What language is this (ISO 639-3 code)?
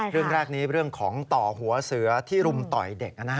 tha